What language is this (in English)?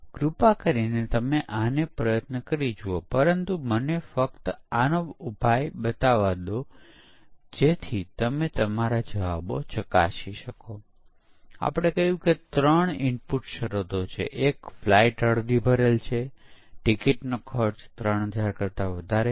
Gujarati